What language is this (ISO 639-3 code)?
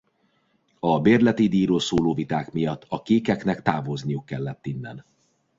hun